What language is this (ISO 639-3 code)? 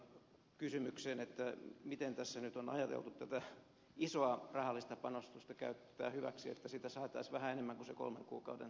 fin